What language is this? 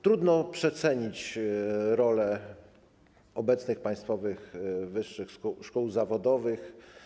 Polish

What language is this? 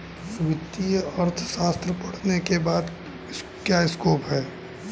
Hindi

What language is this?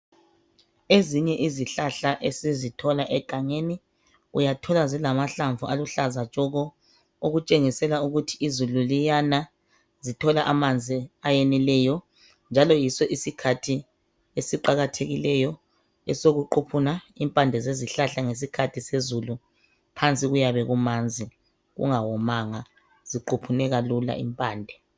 North Ndebele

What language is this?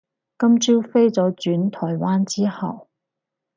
Cantonese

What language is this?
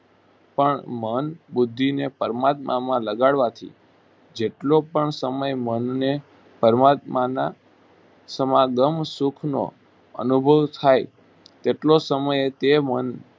Gujarati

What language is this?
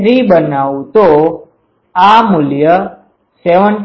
Gujarati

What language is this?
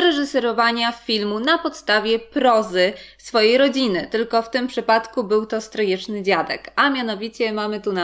Polish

